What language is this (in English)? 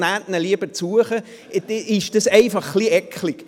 Swiss German